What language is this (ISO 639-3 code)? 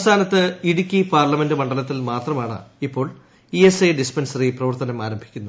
mal